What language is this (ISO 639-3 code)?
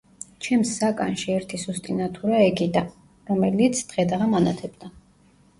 kat